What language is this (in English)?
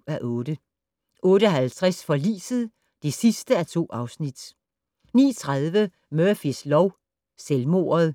Danish